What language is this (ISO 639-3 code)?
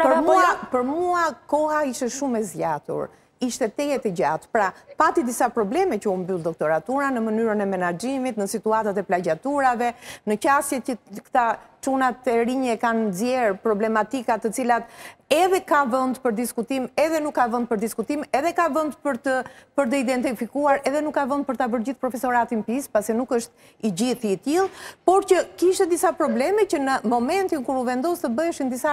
ron